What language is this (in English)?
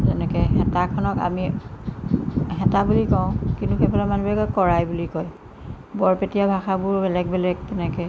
Assamese